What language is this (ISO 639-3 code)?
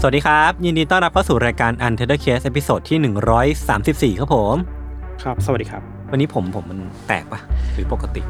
tha